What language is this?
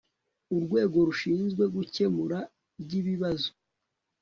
Kinyarwanda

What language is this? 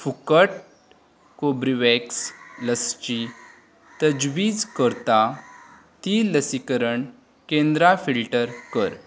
Konkani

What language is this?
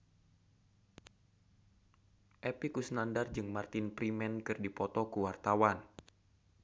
Sundanese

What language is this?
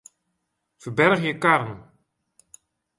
Western Frisian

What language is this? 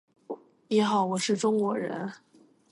Chinese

